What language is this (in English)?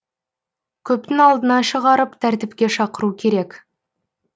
Kazakh